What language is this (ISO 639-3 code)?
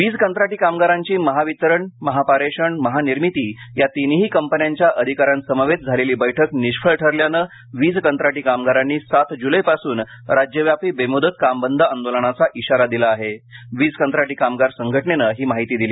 mar